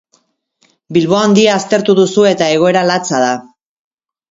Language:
Basque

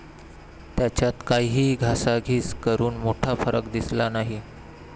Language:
Marathi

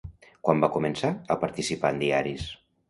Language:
Catalan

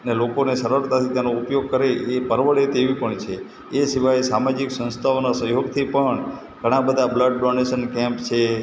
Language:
Gujarati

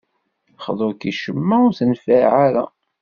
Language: Kabyle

